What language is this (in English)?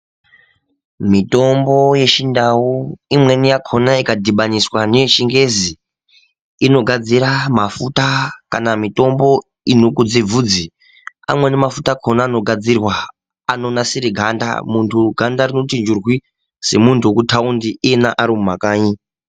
Ndau